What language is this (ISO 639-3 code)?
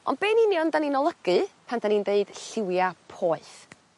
cym